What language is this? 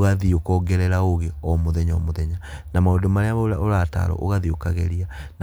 Kikuyu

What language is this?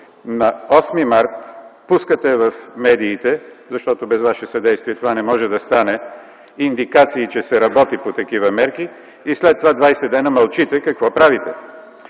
Bulgarian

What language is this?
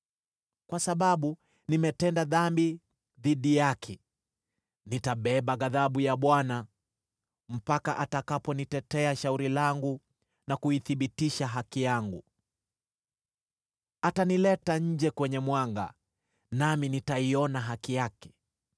Swahili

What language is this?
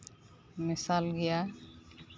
Santali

